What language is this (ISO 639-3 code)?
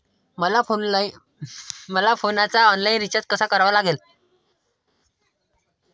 mar